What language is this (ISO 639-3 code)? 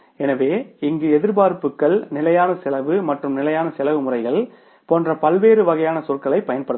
tam